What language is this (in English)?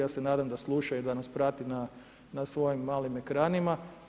Croatian